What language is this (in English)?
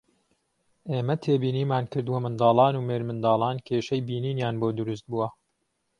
Central Kurdish